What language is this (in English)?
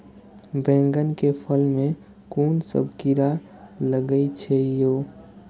Maithili